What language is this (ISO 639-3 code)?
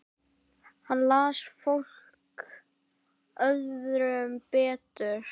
isl